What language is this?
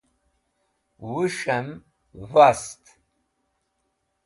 Wakhi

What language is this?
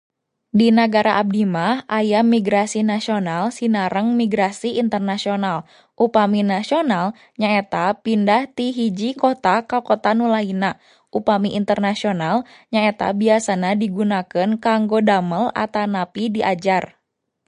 Sundanese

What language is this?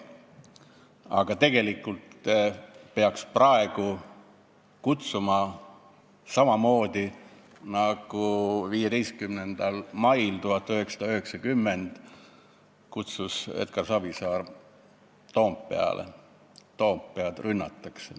Estonian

